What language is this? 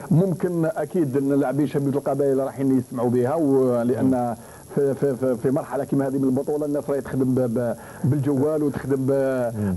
Arabic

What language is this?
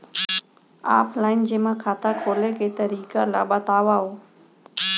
Chhattisgarhi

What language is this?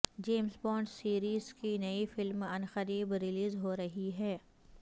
Urdu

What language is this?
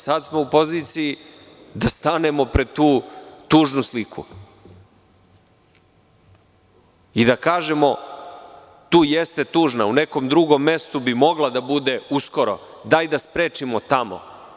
Serbian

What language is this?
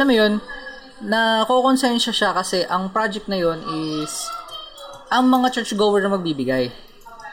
Filipino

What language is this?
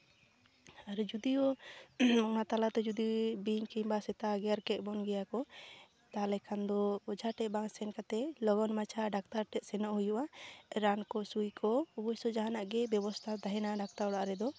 Santali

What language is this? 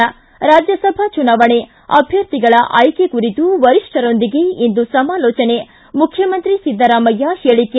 Kannada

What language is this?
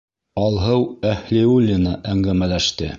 Bashkir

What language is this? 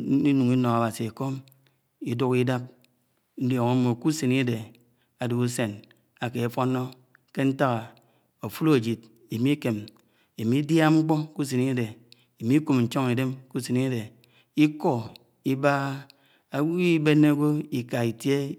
Anaang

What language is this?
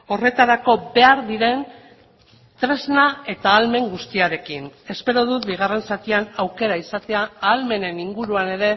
Basque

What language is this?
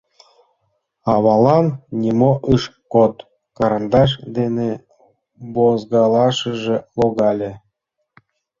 Mari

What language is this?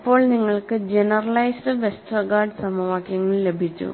Malayalam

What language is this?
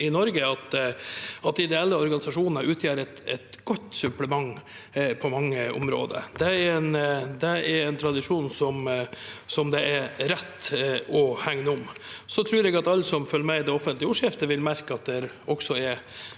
Norwegian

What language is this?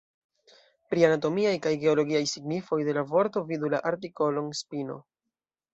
Esperanto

